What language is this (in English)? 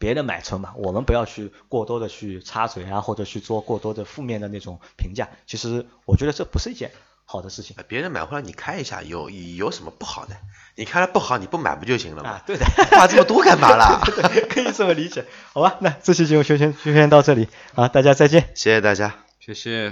Chinese